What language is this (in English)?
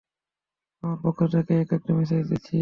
Bangla